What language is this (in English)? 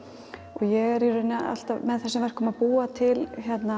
Icelandic